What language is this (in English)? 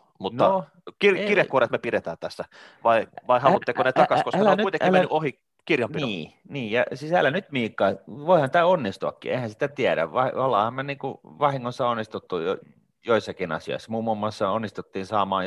Finnish